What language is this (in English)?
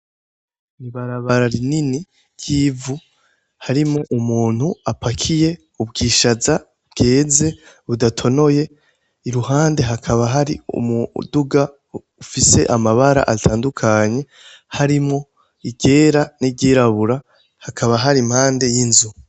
Rundi